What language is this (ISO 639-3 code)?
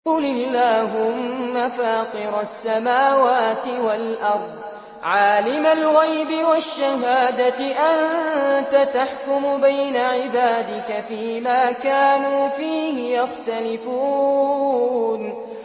ara